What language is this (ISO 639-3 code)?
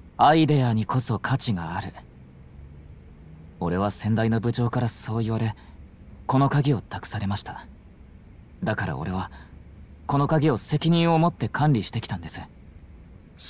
jpn